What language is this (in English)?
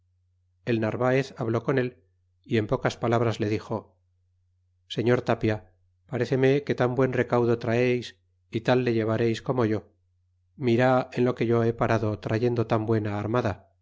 Spanish